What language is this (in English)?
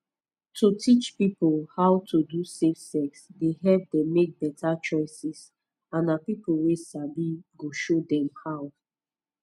Nigerian Pidgin